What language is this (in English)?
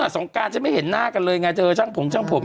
Thai